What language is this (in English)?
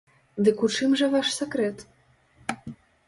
Belarusian